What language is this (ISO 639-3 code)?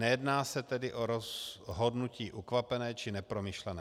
ces